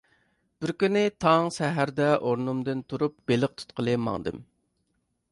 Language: Uyghur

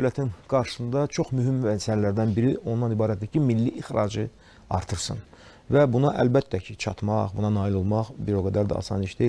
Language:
Turkish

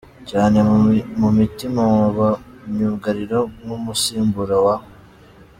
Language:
Kinyarwanda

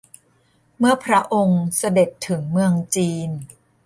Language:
Thai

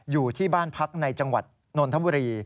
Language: Thai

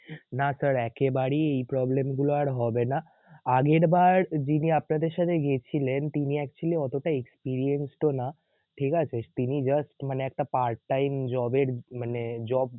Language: Bangla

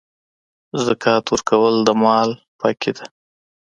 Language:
Pashto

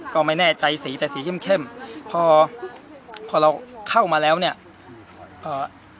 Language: Thai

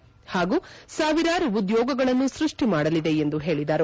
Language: Kannada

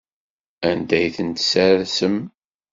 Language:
Kabyle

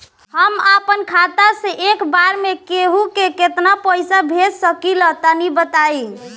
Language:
Bhojpuri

